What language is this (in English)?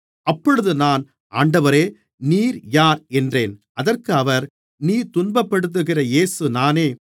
Tamil